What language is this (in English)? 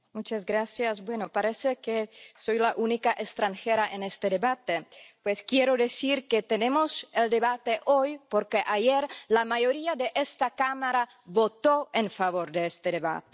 Spanish